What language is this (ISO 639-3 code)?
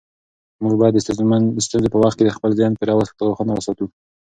pus